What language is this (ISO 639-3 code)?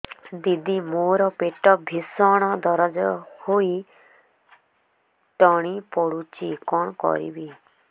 ori